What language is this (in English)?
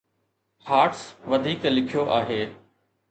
Sindhi